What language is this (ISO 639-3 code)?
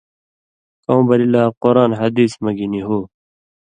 mvy